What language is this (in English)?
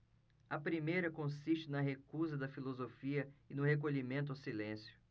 Portuguese